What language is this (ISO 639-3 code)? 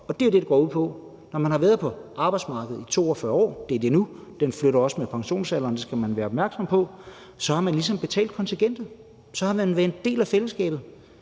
dan